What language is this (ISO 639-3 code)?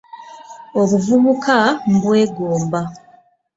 lug